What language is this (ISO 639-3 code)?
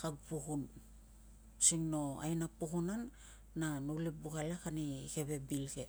lcm